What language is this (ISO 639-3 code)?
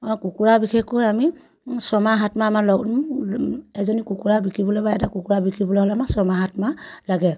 asm